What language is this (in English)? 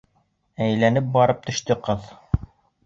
Bashkir